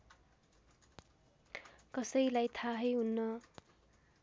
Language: Nepali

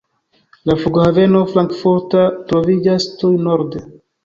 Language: Esperanto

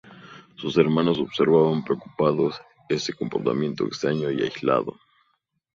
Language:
Spanish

